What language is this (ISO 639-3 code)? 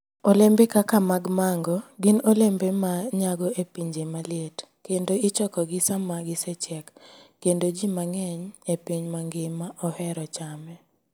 luo